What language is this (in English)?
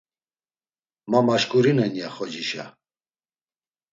Laz